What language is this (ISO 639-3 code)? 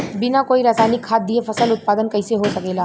bho